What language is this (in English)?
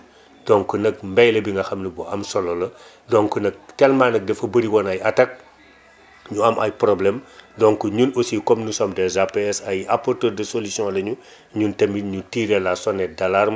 Wolof